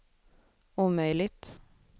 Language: Swedish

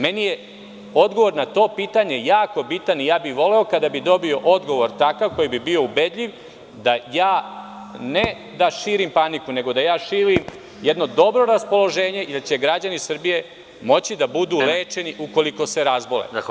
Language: Serbian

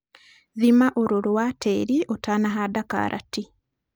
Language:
Kikuyu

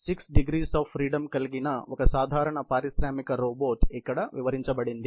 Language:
Telugu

